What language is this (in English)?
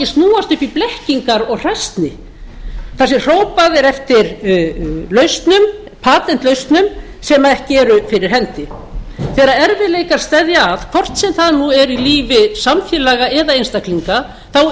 Icelandic